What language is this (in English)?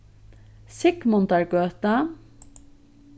Faroese